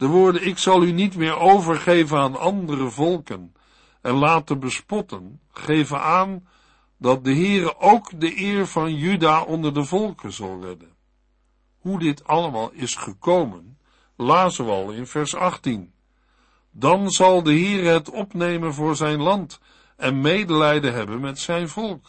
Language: Dutch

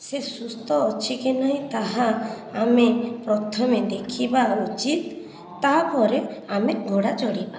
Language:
Odia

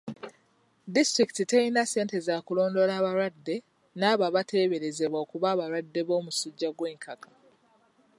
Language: Ganda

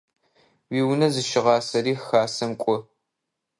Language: Adyghe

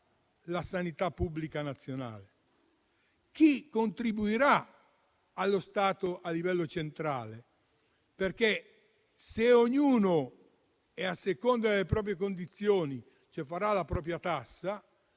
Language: Italian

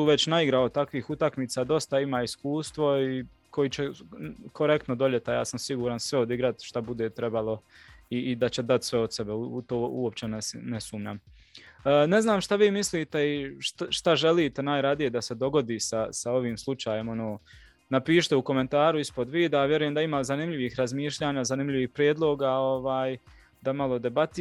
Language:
Croatian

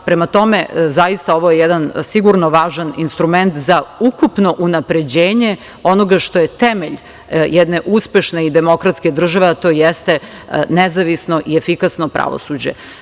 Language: Serbian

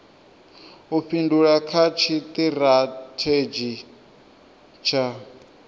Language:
Venda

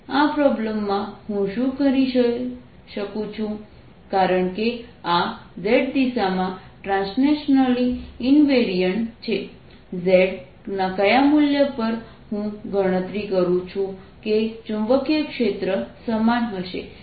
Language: Gujarati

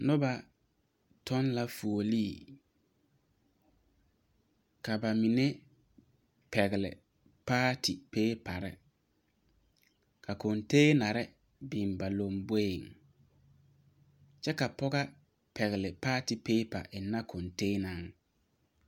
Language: Southern Dagaare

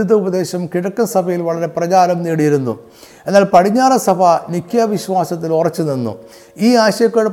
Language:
Malayalam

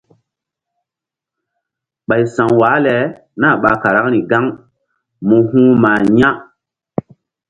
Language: Mbum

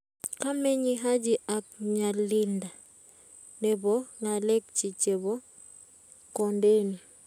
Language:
Kalenjin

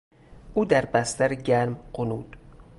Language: Persian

